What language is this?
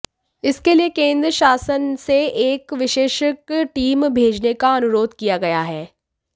Hindi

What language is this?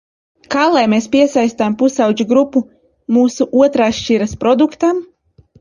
Latvian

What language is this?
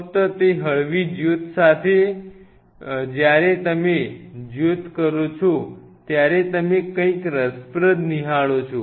Gujarati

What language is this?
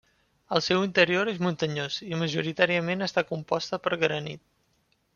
Catalan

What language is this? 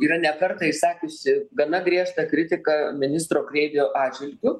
Lithuanian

